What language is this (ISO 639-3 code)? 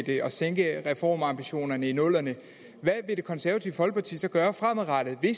dan